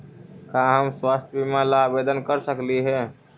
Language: Magahi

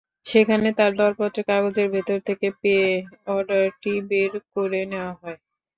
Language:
Bangla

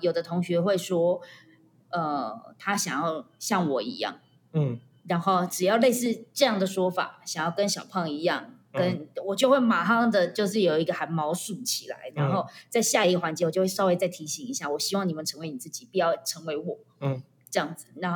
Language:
Chinese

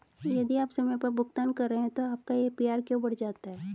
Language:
Hindi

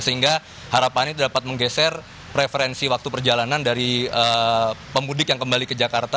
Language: Indonesian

